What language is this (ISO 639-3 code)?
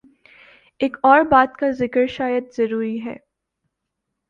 urd